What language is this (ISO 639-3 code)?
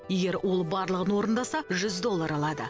kaz